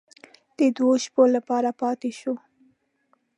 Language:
Pashto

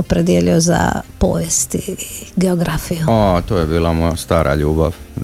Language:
Croatian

